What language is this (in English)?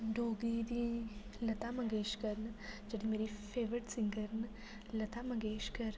Dogri